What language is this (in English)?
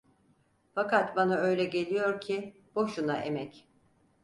Turkish